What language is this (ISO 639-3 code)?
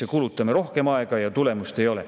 est